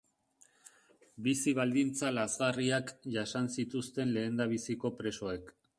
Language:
Basque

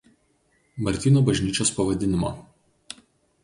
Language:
Lithuanian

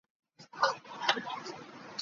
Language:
English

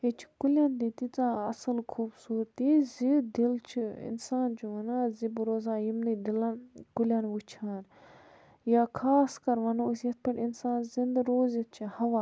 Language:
Kashmiri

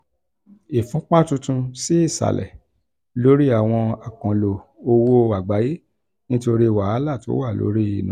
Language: Yoruba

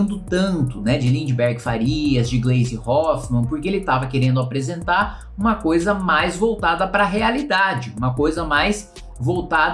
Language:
Portuguese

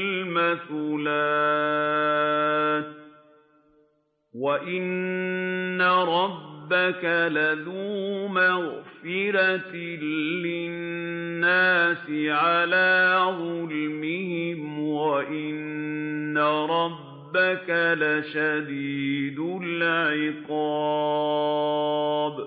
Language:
Arabic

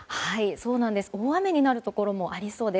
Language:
Japanese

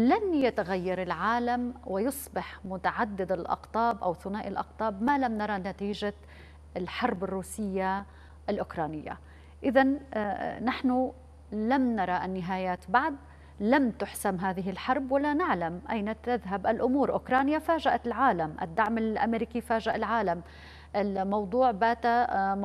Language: Arabic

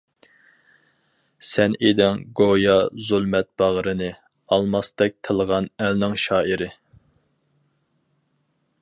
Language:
Uyghur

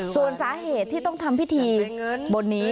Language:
Thai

